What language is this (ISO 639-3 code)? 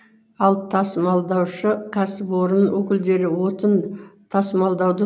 kaz